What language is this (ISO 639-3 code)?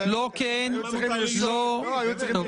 heb